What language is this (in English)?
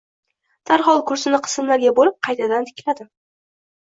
Uzbek